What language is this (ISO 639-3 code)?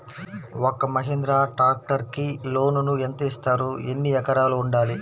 tel